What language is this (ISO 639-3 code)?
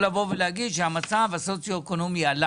heb